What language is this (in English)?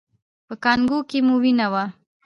Pashto